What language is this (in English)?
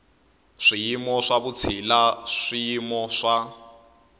Tsonga